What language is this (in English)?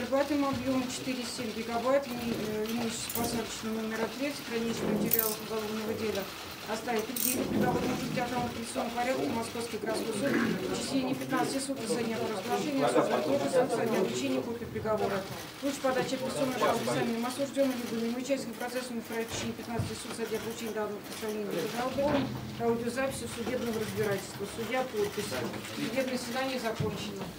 Russian